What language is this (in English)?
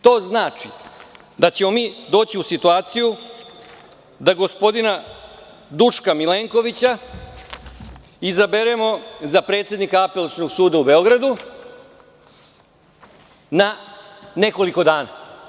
Serbian